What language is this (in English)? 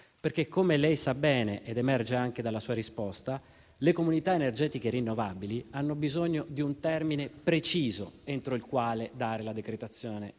Italian